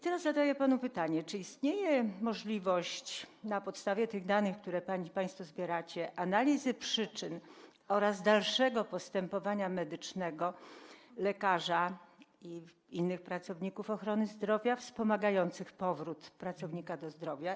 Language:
Polish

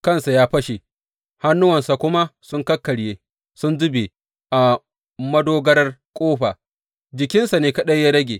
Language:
Hausa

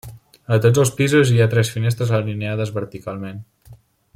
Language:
Catalan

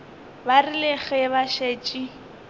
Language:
Northern Sotho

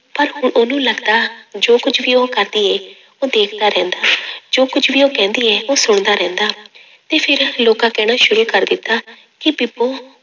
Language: Punjabi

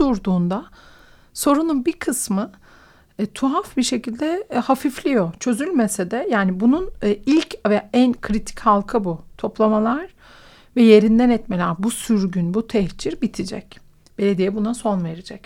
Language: Turkish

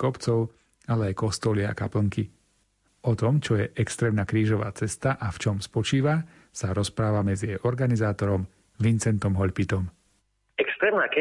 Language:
Slovak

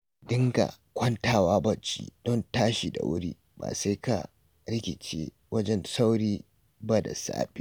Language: Hausa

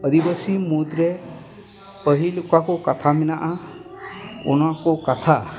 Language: Santali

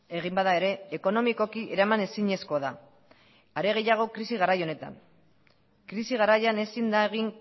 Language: Basque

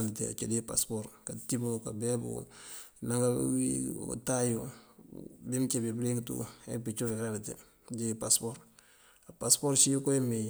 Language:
Mandjak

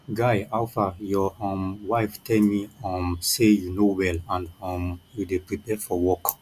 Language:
Nigerian Pidgin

